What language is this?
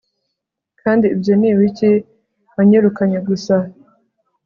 Kinyarwanda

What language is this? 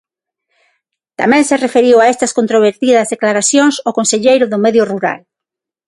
Galician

